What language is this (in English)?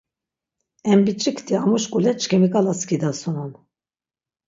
Laz